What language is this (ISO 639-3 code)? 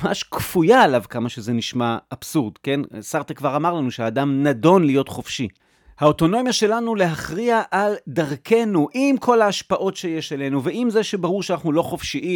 heb